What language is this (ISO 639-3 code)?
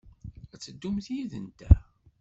kab